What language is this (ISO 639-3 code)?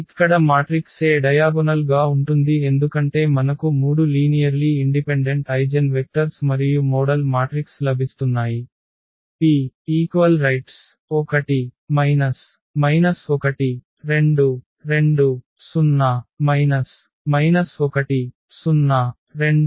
tel